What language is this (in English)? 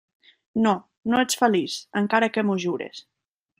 Catalan